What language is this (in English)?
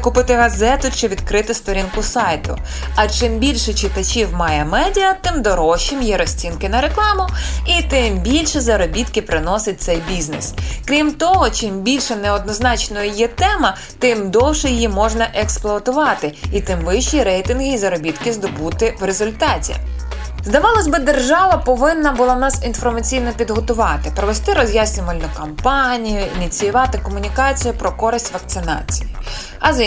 Ukrainian